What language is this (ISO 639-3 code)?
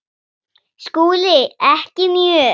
isl